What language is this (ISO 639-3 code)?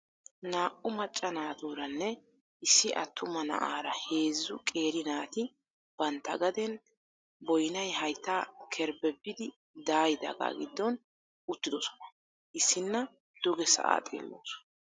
wal